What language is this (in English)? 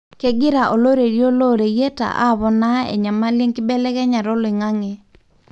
Masai